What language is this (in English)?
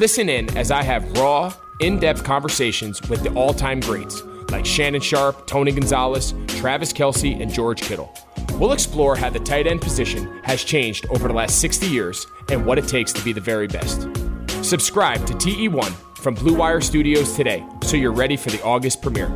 English